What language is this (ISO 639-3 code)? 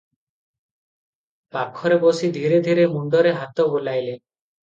ori